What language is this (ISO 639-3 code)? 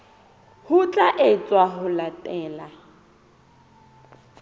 sot